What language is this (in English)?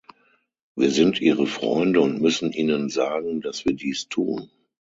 German